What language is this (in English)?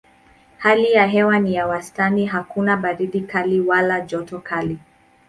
Swahili